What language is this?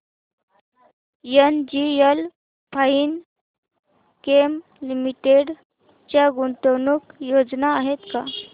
Marathi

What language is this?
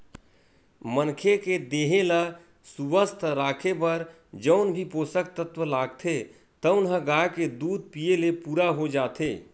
Chhattisgarhi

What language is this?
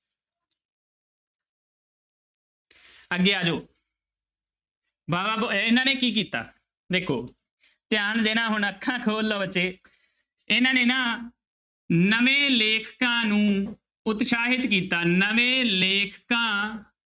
Punjabi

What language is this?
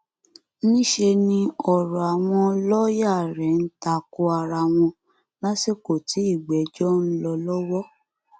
Yoruba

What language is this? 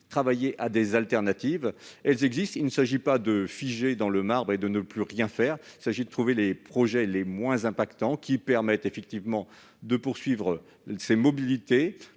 French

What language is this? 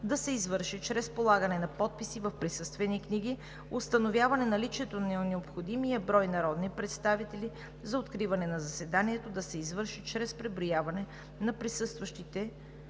Bulgarian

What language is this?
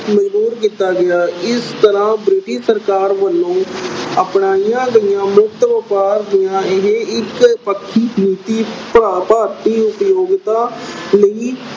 Punjabi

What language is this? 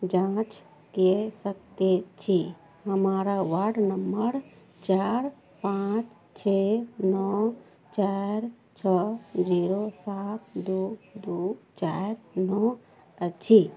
Maithili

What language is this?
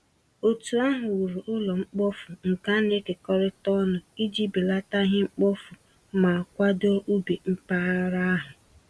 Igbo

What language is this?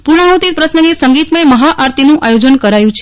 Gujarati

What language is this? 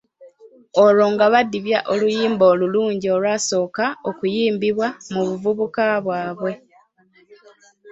Ganda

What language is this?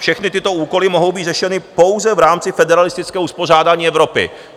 Czech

